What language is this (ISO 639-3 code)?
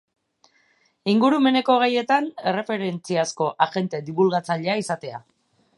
eus